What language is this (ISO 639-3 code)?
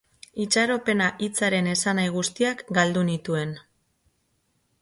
eus